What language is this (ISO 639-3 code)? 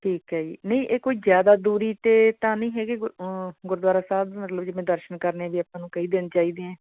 pan